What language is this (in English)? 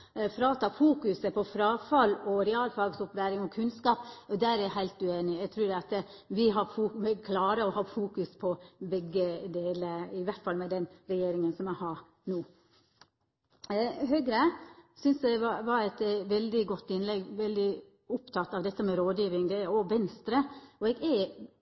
Norwegian Nynorsk